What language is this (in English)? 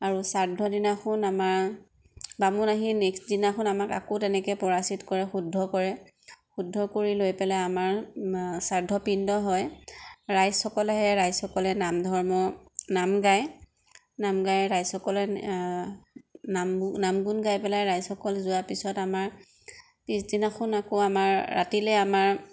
Assamese